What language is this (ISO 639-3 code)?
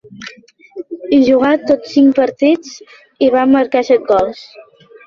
cat